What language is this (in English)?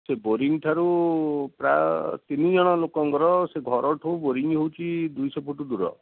Odia